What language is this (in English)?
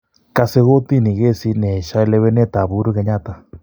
Kalenjin